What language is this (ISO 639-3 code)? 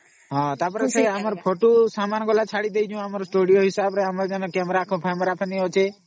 ori